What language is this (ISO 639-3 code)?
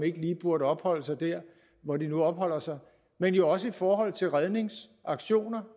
dan